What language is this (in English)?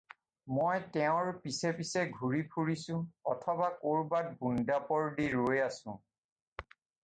Assamese